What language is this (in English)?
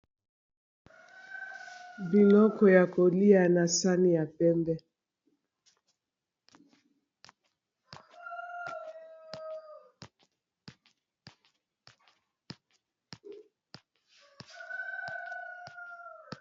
Lingala